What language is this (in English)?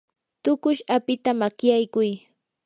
Yanahuanca Pasco Quechua